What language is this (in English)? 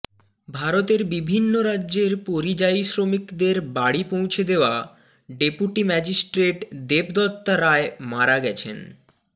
Bangla